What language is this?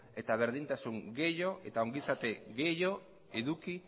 Basque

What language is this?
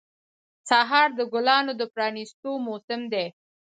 Pashto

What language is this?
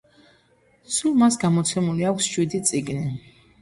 Georgian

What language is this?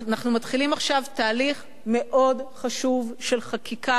Hebrew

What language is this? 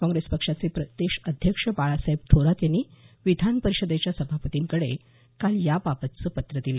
Marathi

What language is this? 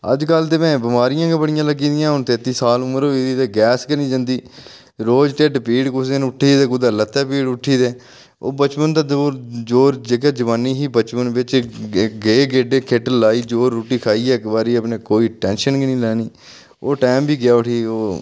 Dogri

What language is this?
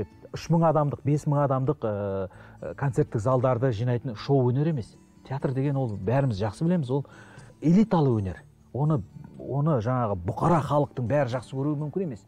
Turkish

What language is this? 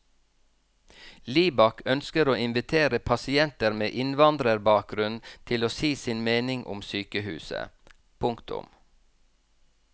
Norwegian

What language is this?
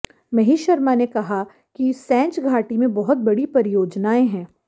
Hindi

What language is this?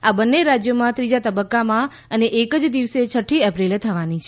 Gujarati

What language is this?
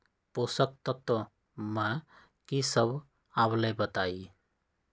Magahi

